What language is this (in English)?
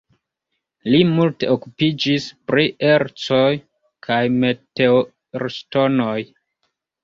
Esperanto